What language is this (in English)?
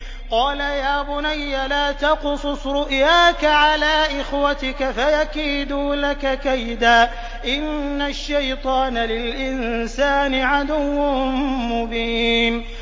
Arabic